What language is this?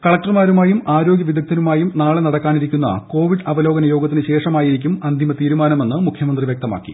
Malayalam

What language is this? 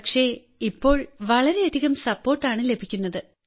Malayalam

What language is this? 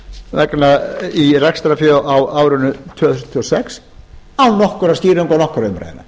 Icelandic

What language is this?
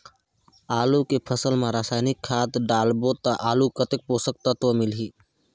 Chhattisgarhi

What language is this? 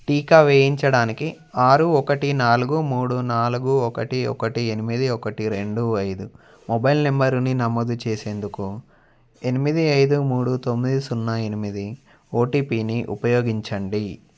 Telugu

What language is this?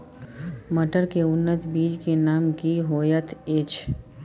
Maithili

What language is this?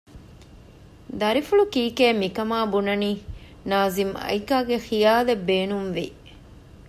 Divehi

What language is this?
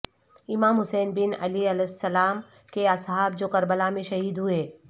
Urdu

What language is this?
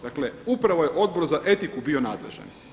Croatian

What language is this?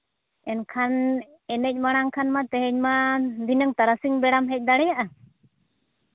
Santali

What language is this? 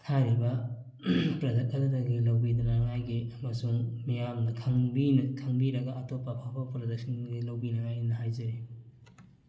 Manipuri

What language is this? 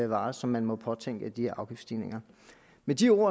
Danish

